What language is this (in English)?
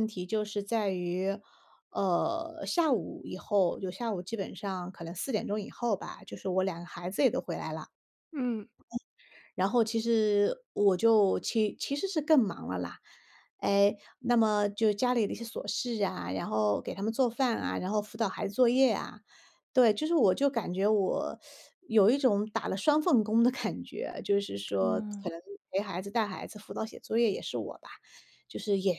Chinese